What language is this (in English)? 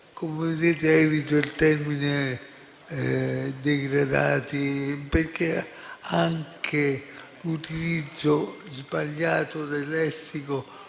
Italian